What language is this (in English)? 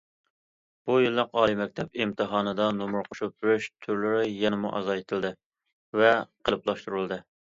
Uyghur